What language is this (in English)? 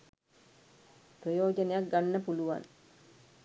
Sinhala